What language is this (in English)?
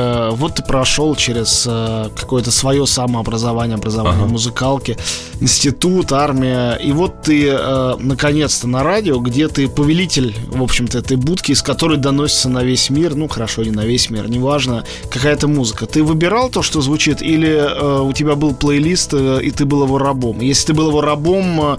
Russian